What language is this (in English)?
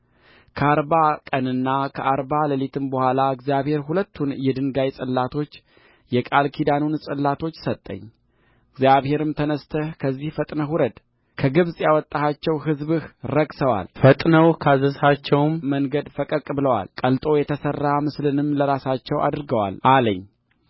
Amharic